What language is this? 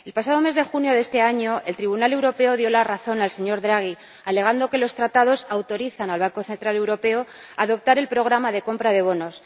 Spanish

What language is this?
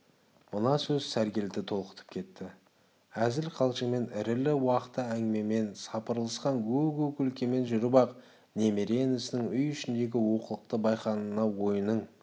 Kazakh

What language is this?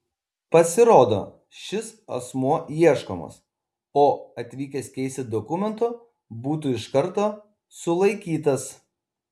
Lithuanian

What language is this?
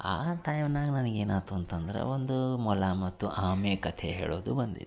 Kannada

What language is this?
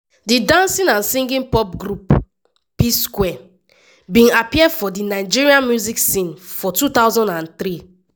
Nigerian Pidgin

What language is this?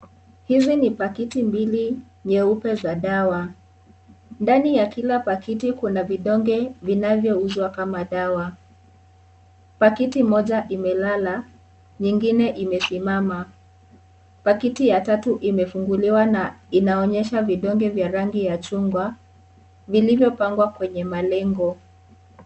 Swahili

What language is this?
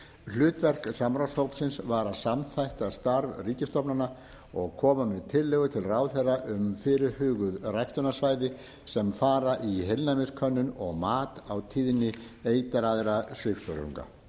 Icelandic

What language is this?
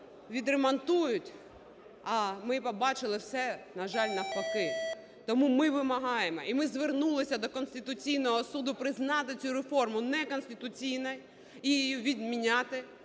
Ukrainian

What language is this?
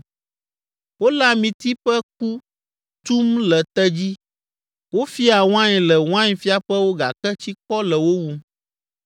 Ewe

